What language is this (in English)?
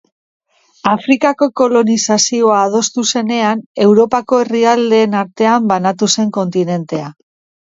Basque